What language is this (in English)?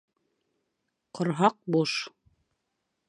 Bashkir